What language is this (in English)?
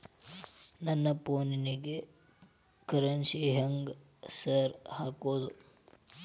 Kannada